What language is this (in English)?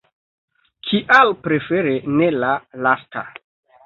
Esperanto